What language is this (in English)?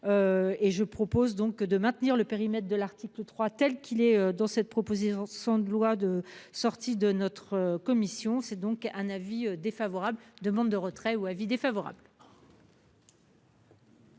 French